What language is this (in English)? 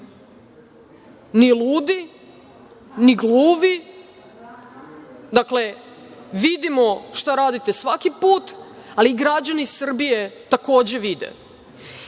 Serbian